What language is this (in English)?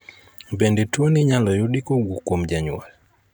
Luo (Kenya and Tanzania)